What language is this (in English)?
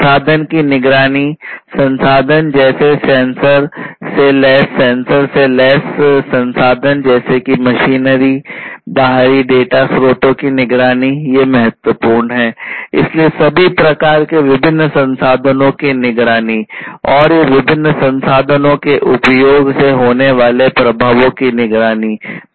Hindi